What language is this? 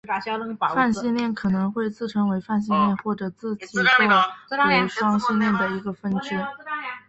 Chinese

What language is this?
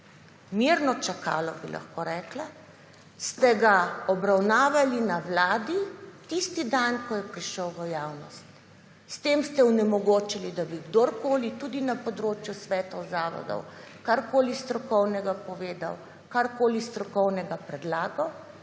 Slovenian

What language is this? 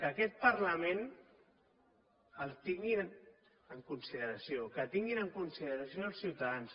Catalan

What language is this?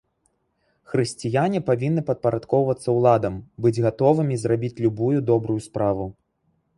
Belarusian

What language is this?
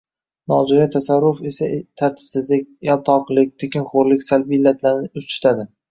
Uzbek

